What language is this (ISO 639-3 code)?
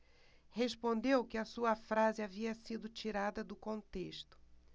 por